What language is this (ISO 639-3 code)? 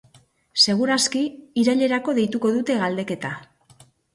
eus